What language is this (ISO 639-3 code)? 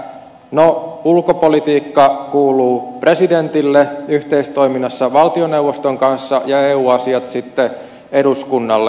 fin